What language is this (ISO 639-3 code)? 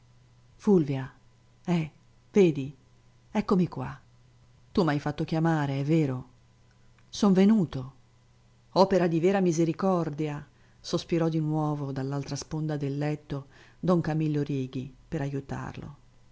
ita